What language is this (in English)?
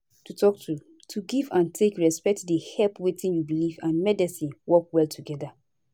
Nigerian Pidgin